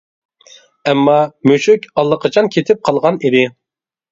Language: Uyghur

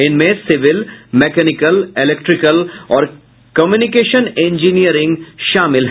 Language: Hindi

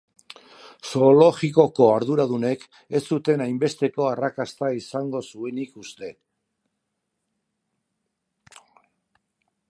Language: Basque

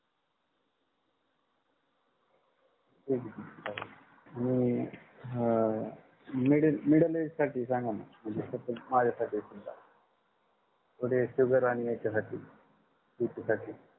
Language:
Marathi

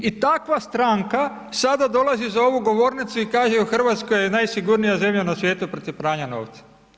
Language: Croatian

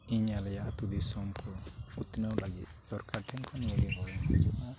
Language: Santali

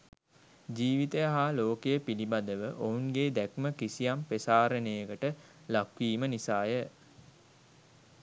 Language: Sinhala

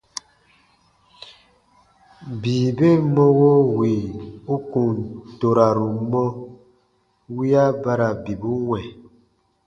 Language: Baatonum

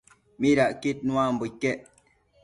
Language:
Matsés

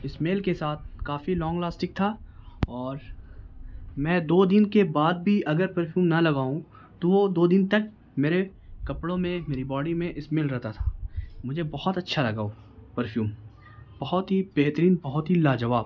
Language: Urdu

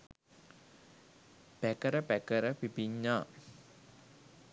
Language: Sinhala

